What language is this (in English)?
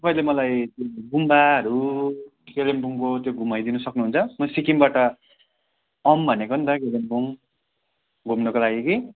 Nepali